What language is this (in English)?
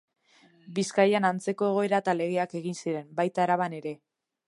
Basque